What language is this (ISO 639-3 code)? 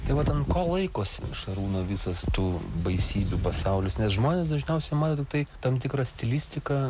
lit